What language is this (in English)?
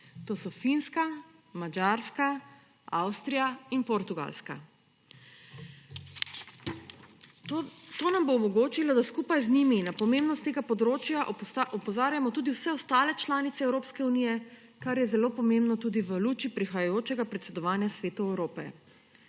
Slovenian